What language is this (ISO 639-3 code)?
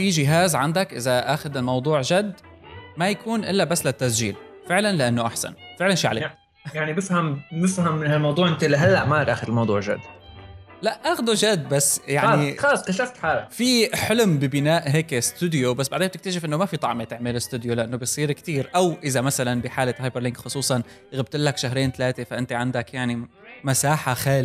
ara